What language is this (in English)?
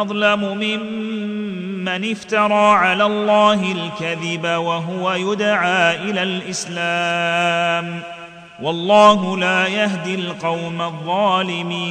Arabic